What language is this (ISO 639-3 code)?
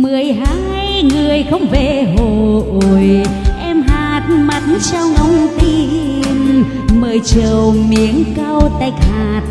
vie